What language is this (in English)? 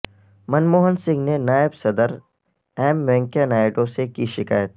Urdu